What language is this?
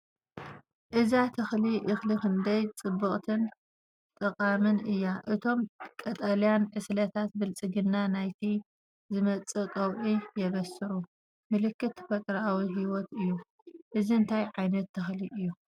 Tigrinya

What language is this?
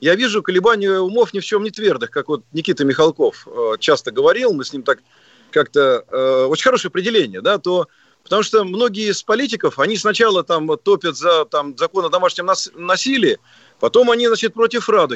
Russian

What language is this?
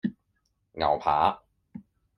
Cantonese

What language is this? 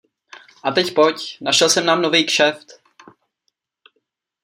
Czech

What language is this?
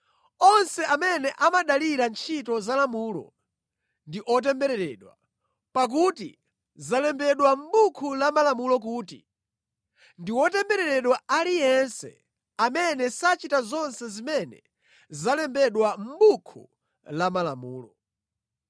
Nyanja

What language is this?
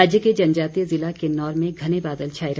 Hindi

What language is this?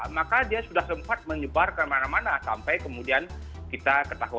Indonesian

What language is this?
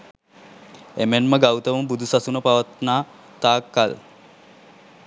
Sinhala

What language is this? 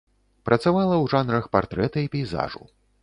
Belarusian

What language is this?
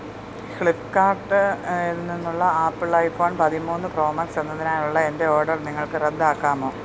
Malayalam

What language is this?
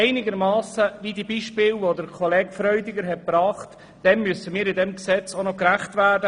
Swiss German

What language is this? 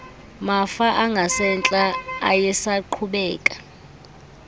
Xhosa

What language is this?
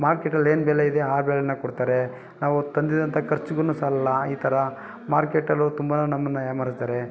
Kannada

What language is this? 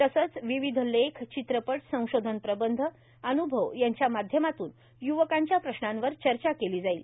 Marathi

